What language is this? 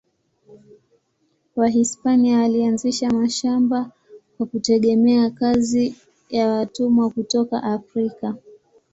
Swahili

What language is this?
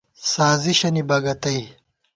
Gawar-Bati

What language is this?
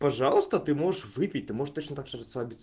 Russian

